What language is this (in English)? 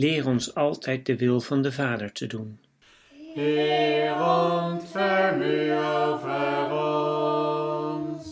Dutch